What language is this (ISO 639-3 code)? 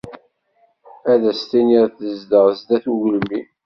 kab